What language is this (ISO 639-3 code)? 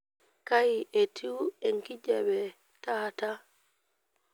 mas